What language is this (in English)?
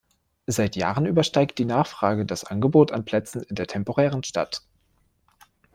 German